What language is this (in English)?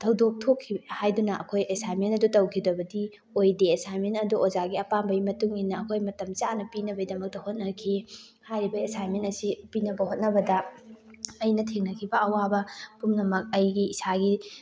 Manipuri